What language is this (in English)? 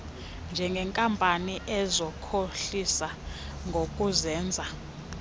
Xhosa